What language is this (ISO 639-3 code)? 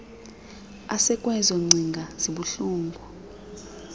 xho